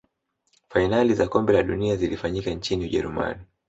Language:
Swahili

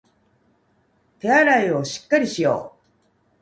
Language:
Japanese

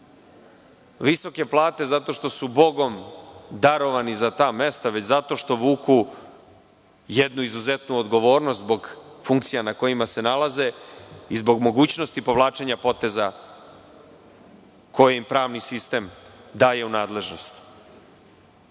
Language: Serbian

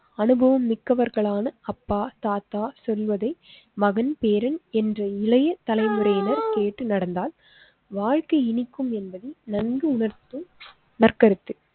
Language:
Tamil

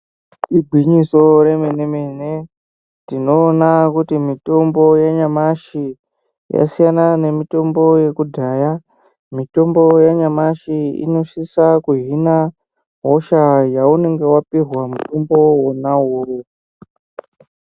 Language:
Ndau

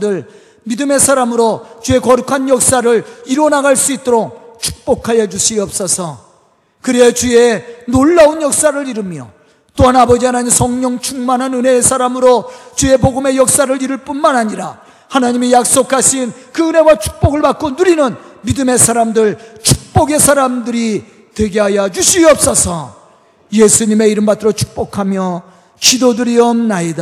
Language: Korean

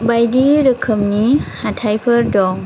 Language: Bodo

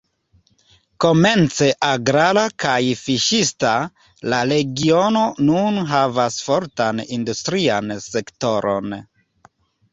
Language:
Esperanto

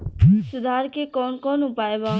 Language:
Bhojpuri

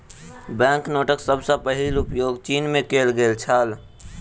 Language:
Maithili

